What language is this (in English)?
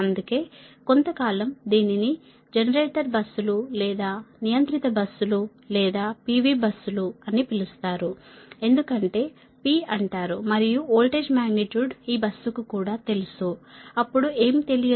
Telugu